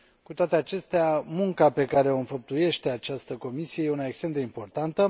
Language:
Romanian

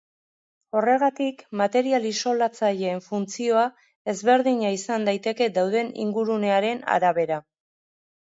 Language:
Basque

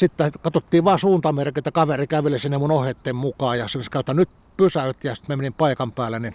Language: Finnish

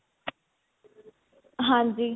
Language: Punjabi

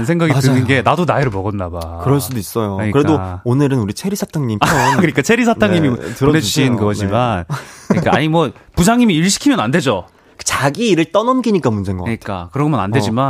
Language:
Korean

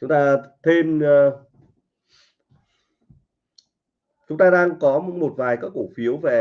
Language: Vietnamese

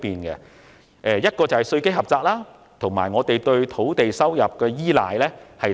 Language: Cantonese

